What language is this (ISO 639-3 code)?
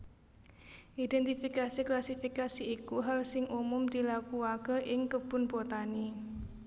jav